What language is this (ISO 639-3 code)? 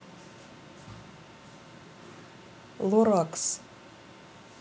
rus